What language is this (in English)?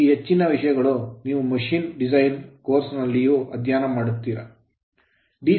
Kannada